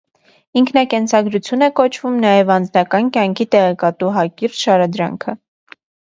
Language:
Armenian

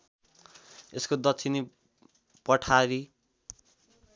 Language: Nepali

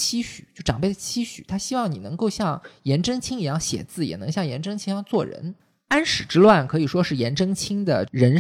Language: Chinese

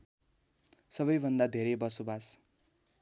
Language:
Nepali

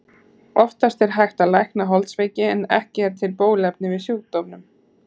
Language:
Icelandic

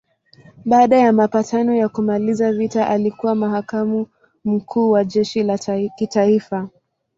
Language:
Swahili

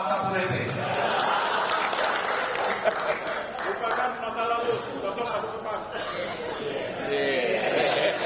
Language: Indonesian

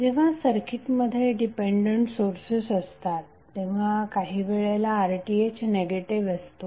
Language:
Marathi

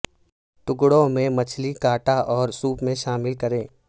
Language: Urdu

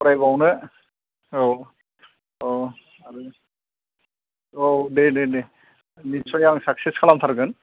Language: Bodo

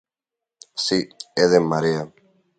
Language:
Galician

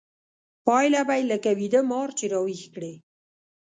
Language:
Pashto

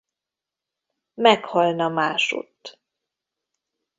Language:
Hungarian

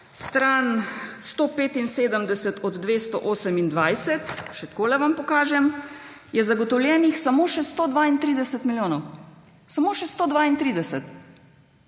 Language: Slovenian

